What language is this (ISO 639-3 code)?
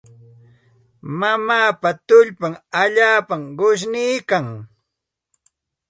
qxt